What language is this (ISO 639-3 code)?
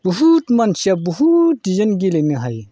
brx